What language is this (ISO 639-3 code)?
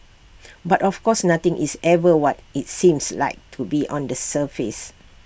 eng